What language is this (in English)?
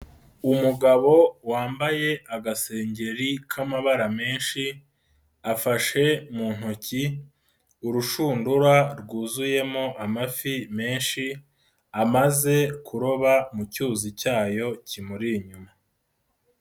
Kinyarwanda